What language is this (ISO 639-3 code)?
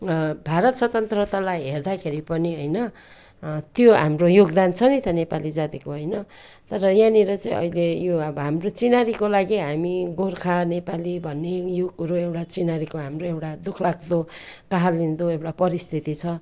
nep